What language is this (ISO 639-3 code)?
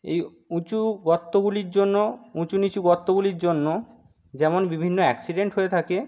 ben